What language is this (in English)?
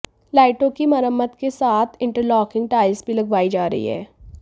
Hindi